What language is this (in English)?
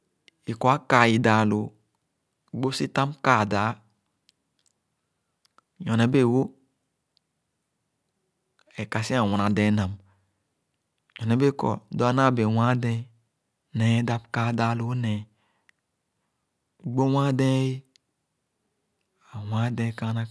Khana